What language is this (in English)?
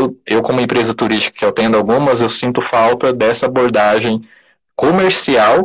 Portuguese